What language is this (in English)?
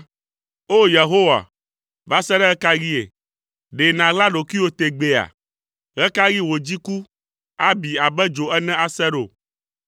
Ewe